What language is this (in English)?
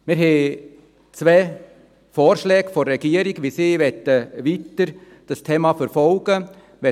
Swiss German